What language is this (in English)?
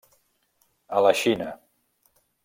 Catalan